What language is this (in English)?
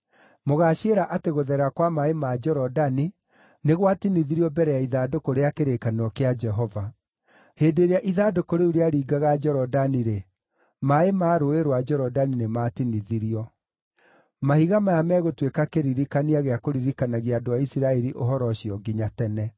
Kikuyu